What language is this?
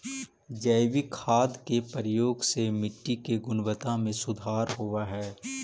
Magahi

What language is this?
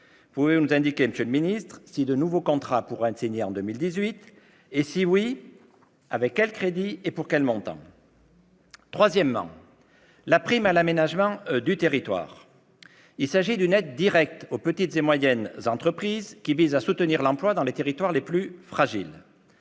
French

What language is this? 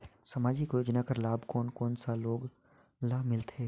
Chhattisgarhi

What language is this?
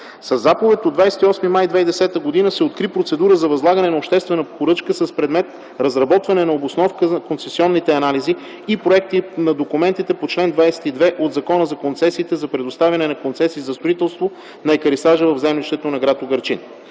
Bulgarian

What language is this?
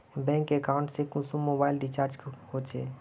Magahi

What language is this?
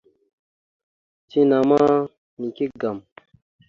Mada (Cameroon)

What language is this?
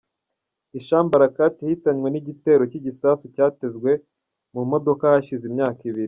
Kinyarwanda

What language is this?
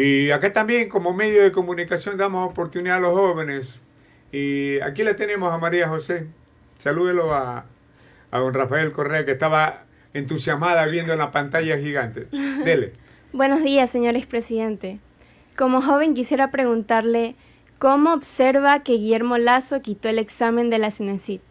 Spanish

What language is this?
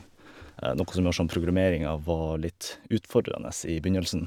Norwegian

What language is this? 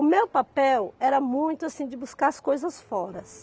Portuguese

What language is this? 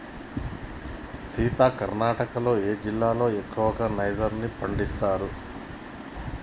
Telugu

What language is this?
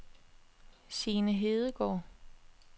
Danish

